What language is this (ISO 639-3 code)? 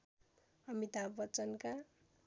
nep